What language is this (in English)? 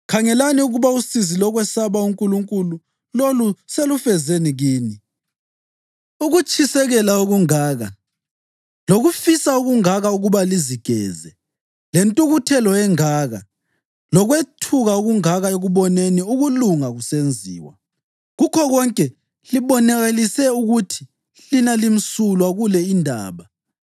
North Ndebele